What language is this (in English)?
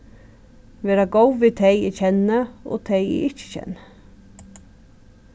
Faroese